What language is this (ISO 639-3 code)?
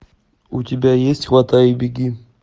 rus